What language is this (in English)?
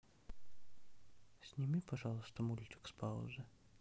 Russian